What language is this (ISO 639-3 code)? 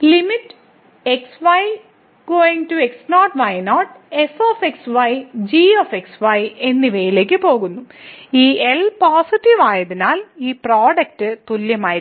mal